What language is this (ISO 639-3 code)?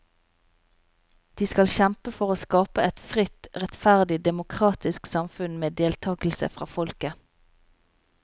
nor